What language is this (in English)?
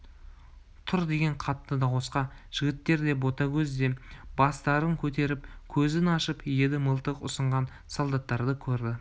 Kazakh